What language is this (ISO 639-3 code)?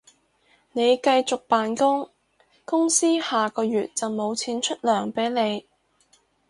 yue